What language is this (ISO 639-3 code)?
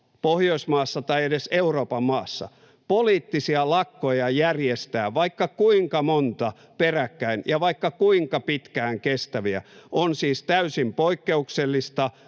fin